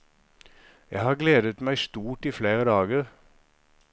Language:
Norwegian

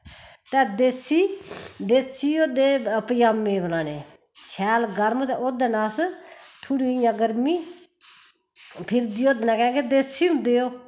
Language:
Dogri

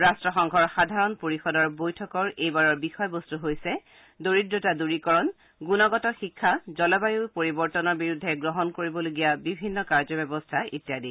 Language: Assamese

